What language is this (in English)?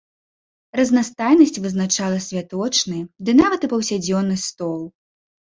Belarusian